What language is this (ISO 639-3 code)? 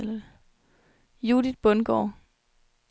dan